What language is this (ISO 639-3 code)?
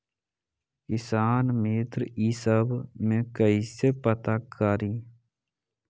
mag